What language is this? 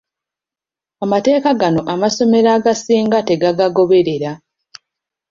Ganda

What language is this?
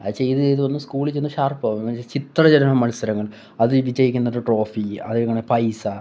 Malayalam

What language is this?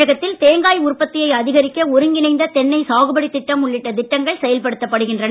Tamil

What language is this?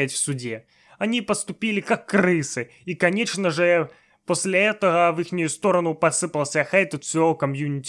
Russian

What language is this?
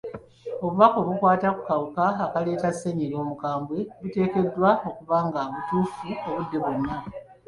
Ganda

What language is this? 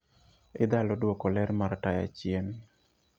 Luo (Kenya and Tanzania)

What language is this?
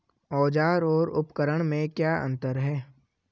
Hindi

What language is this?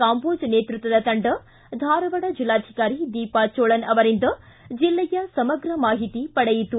Kannada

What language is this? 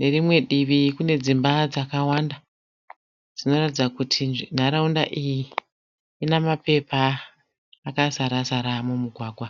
Shona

